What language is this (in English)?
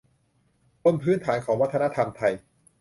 Thai